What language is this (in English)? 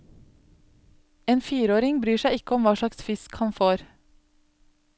Norwegian